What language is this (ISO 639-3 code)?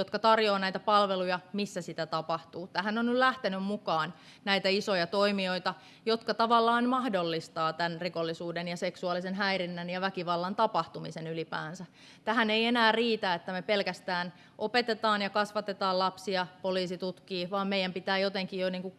fin